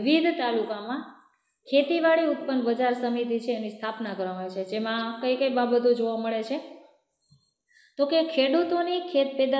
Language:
Romanian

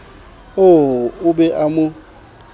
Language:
Southern Sotho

